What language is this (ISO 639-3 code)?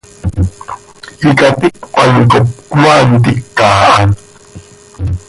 sei